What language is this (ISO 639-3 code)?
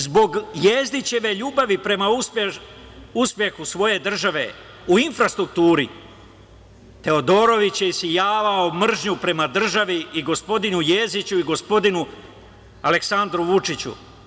srp